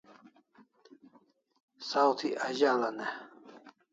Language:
Kalasha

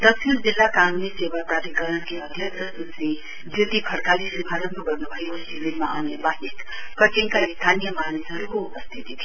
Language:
Nepali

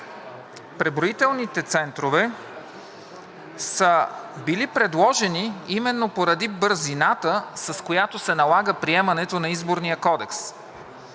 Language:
Bulgarian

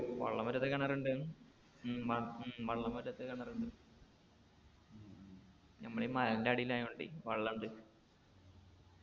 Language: Malayalam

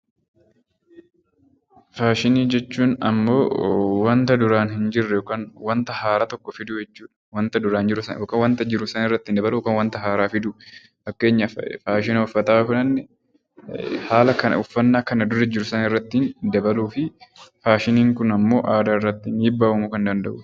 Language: Oromo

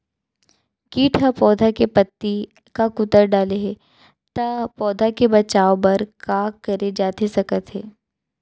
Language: Chhattisgarhi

